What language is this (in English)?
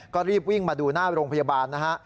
Thai